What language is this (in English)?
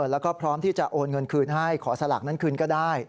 Thai